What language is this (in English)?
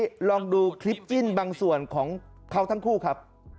Thai